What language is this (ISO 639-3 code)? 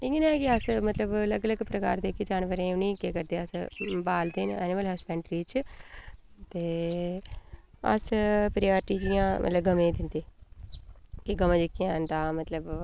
doi